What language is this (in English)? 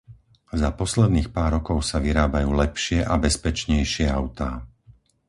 Slovak